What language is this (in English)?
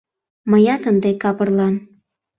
Mari